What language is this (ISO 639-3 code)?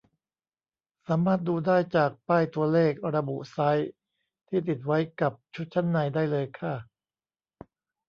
tha